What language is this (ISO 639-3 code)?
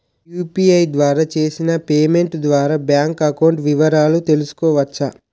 tel